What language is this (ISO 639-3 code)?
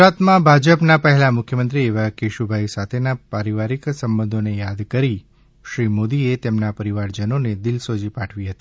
guj